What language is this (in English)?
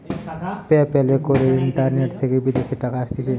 Bangla